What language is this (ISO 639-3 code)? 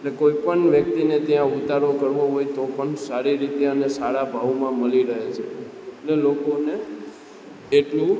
guj